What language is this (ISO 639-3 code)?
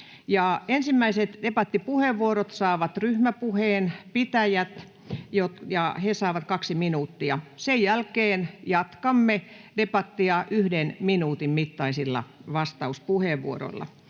fin